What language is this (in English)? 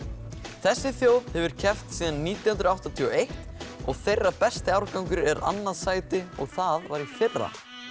Icelandic